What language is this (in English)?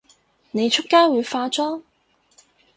Cantonese